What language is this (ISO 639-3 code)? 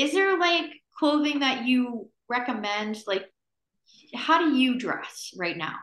eng